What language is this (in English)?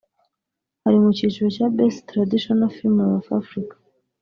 Kinyarwanda